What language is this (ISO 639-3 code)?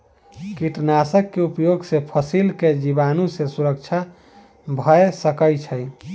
mai